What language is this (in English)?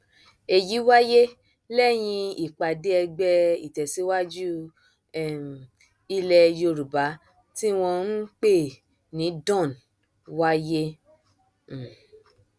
Yoruba